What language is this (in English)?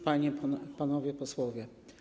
Polish